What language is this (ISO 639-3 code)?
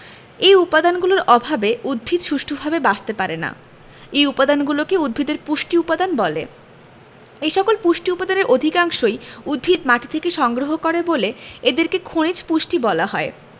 ben